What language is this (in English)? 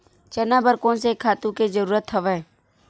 Chhattisgarhi